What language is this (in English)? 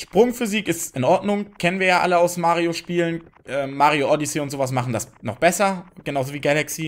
German